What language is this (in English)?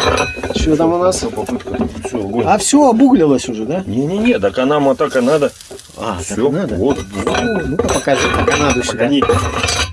Russian